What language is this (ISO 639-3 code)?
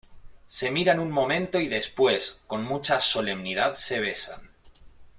spa